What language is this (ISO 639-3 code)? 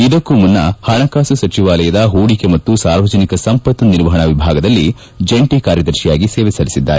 kan